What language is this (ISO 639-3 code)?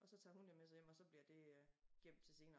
dan